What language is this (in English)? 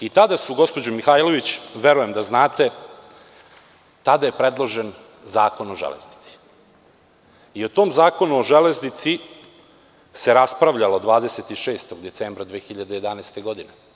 Serbian